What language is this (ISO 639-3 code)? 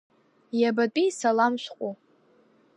abk